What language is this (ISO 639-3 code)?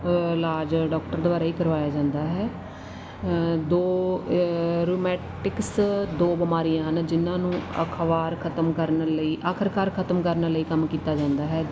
pan